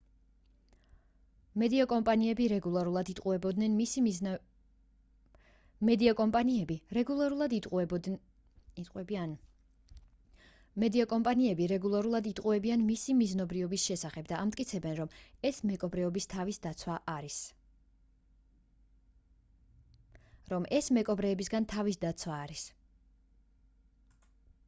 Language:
Georgian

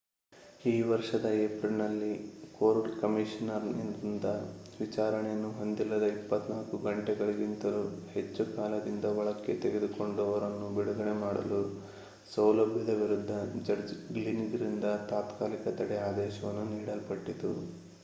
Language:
Kannada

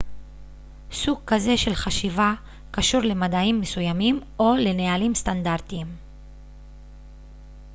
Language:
Hebrew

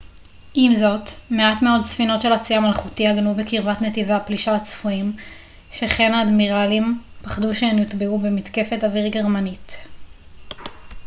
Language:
Hebrew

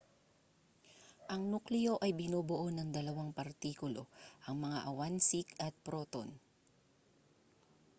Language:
Filipino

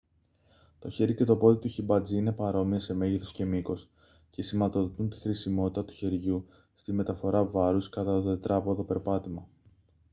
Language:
Greek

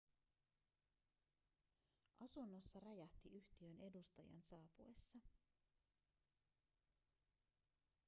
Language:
Finnish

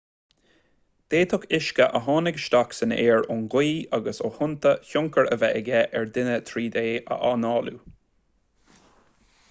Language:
Irish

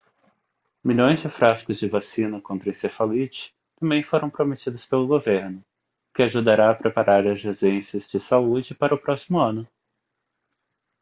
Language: Portuguese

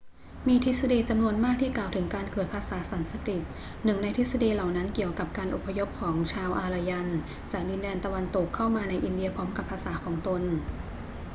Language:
Thai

